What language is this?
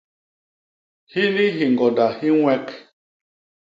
Basaa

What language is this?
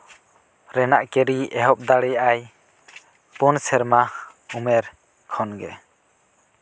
Santali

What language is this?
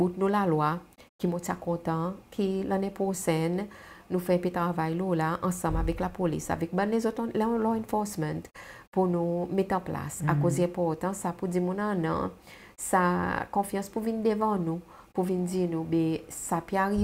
French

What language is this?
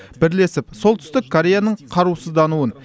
Kazakh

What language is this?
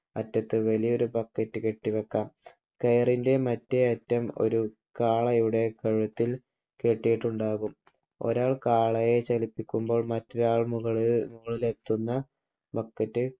Malayalam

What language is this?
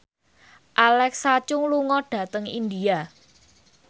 Javanese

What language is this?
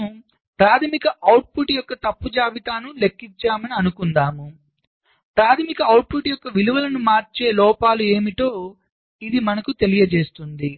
Telugu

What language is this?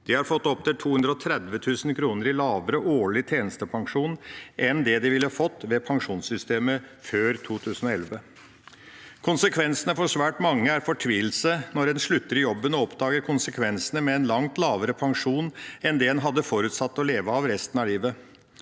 Norwegian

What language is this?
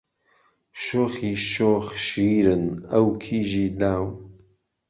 Central Kurdish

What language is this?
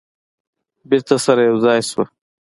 Pashto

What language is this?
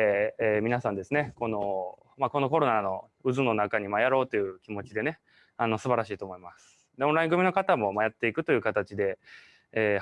Japanese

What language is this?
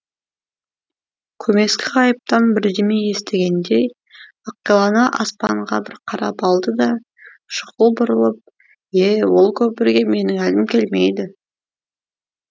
Kazakh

